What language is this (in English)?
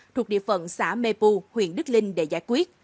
Vietnamese